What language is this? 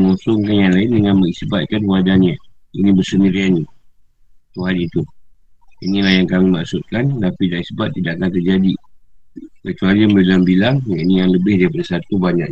Malay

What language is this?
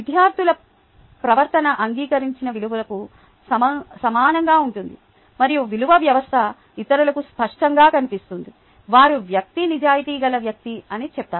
Telugu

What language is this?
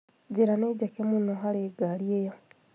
Kikuyu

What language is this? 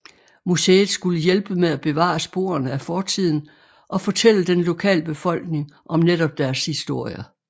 Danish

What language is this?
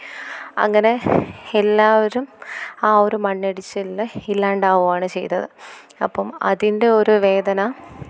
Malayalam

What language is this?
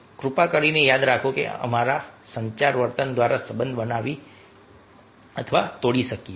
Gujarati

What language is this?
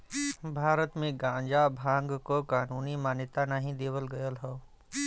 Bhojpuri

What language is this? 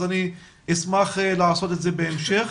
Hebrew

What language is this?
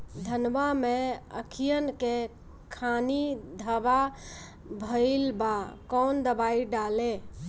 Bhojpuri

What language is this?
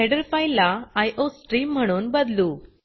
Marathi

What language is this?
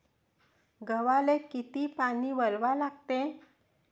Marathi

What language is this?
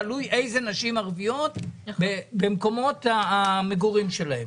Hebrew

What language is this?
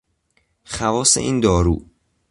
Persian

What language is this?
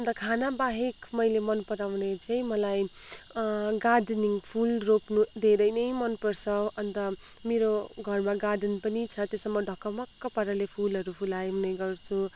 Nepali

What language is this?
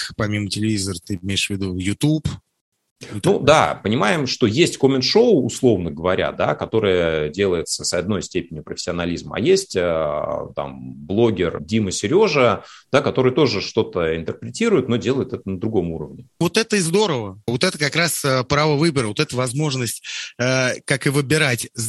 Russian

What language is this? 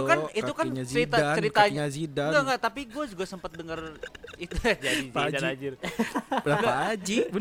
Indonesian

